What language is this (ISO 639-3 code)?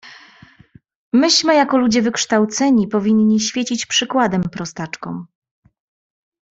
pol